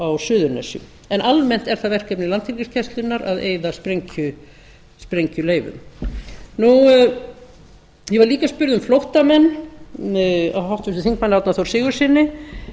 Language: Icelandic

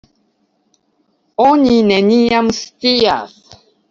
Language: Esperanto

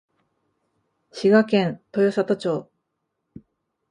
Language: Japanese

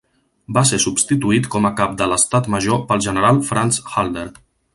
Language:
Catalan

